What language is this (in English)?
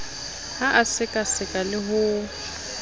Southern Sotho